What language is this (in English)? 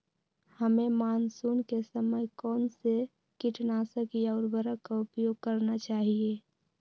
Magahi